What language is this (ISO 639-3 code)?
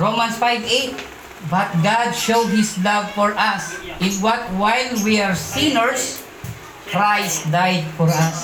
fil